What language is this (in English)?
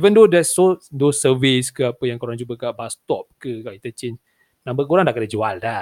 Malay